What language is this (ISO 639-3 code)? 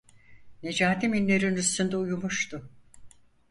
tur